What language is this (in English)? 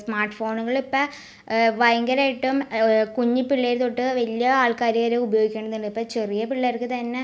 Malayalam